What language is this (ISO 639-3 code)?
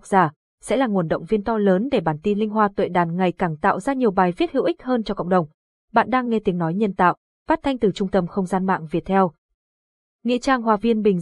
vie